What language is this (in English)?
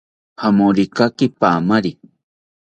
South Ucayali Ashéninka